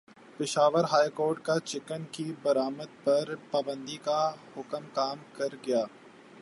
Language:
Urdu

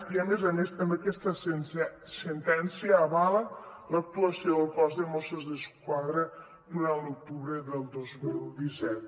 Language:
Catalan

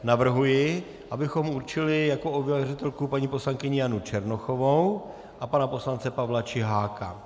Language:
Czech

